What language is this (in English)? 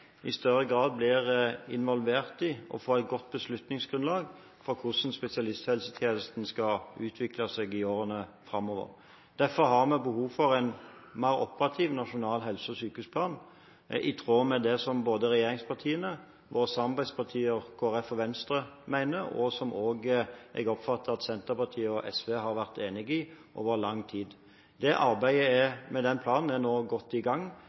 Norwegian Bokmål